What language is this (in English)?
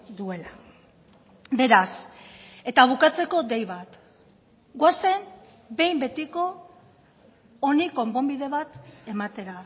Basque